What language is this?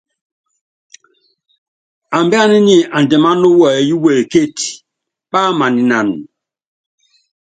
Yangben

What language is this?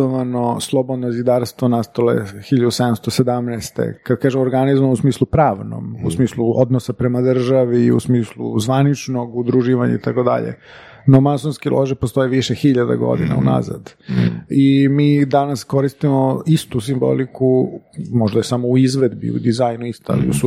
Croatian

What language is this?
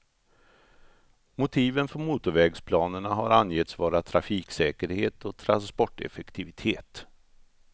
Swedish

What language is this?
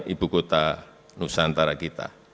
Indonesian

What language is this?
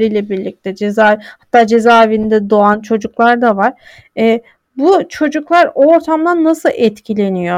Turkish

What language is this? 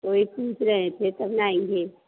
Hindi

